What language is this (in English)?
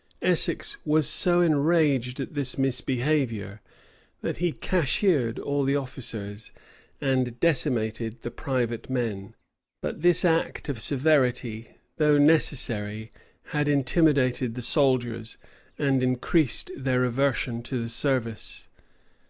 English